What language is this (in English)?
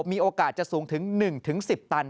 Thai